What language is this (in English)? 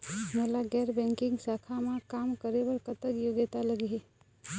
Chhattisgarhi